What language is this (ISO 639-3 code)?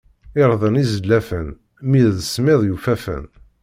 kab